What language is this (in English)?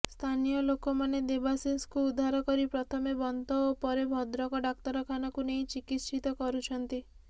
Odia